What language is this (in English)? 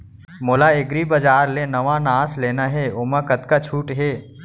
Chhattisgarhi